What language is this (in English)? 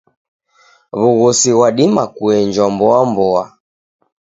Taita